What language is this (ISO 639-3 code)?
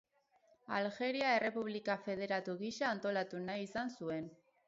eus